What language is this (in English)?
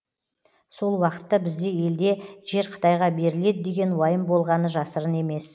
Kazakh